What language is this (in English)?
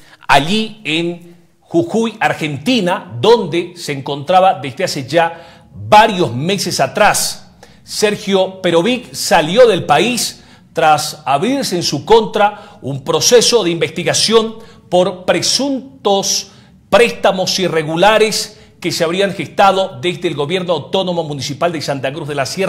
Spanish